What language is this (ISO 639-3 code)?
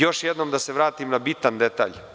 srp